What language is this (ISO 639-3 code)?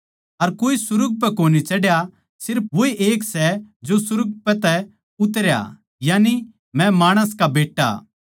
bgc